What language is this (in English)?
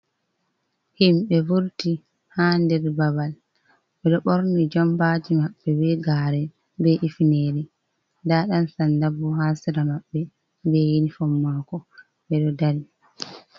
Fula